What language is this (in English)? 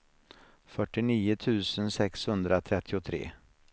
Swedish